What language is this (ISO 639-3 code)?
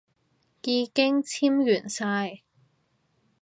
yue